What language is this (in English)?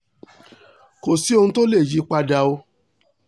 Yoruba